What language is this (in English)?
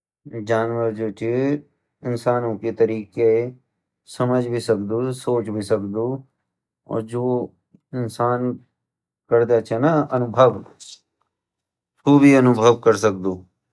Garhwali